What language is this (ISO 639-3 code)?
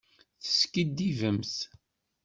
kab